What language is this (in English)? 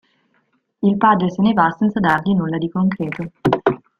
Italian